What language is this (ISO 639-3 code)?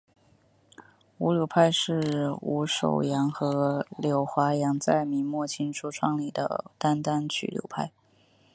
zho